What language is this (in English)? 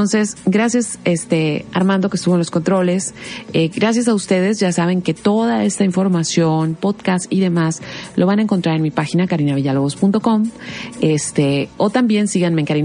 Spanish